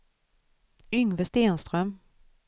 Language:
Swedish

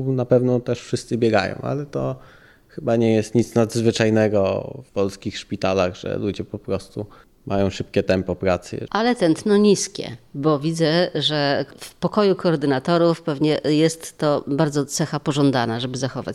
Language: Polish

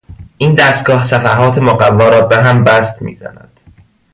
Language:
Persian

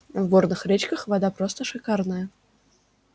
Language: Russian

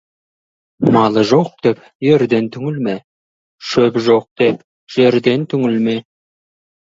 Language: Kazakh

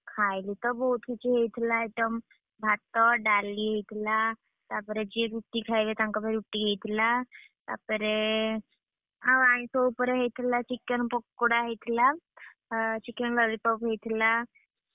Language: Odia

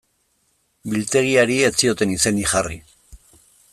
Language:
Basque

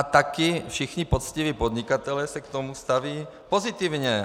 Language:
Czech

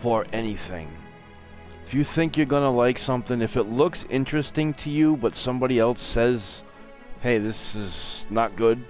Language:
English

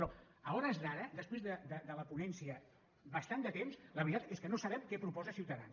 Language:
Catalan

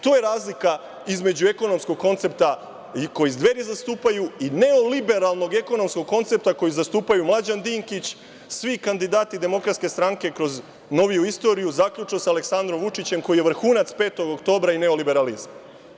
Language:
Serbian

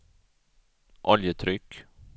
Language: Swedish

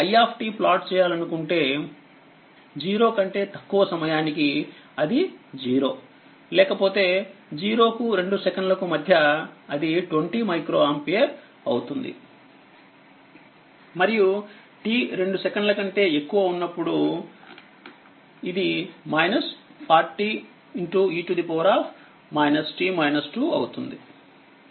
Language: Telugu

